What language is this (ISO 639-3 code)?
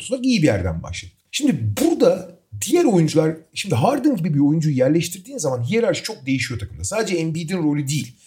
tur